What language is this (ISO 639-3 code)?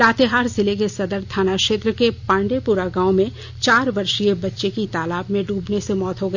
hin